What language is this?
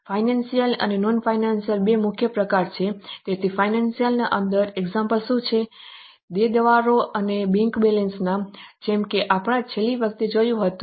Gujarati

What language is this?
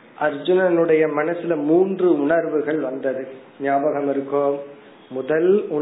Tamil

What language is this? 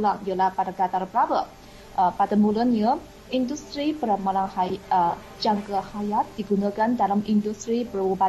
Malay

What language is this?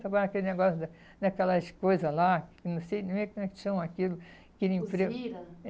Portuguese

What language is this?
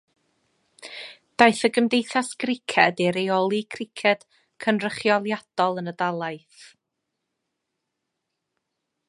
Welsh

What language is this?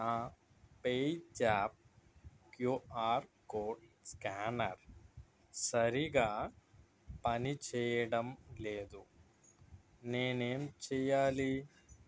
Telugu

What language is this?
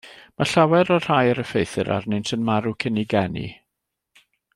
Welsh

